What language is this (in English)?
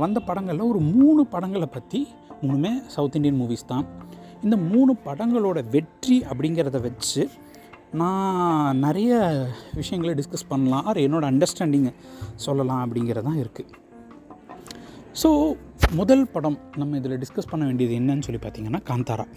Tamil